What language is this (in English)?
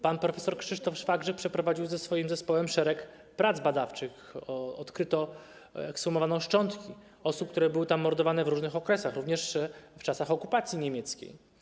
Polish